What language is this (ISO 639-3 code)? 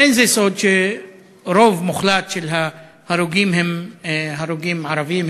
heb